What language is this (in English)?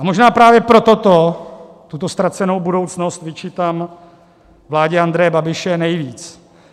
Czech